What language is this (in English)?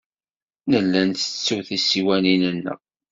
Kabyle